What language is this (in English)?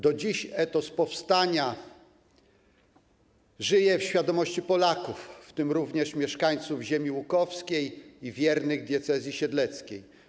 Polish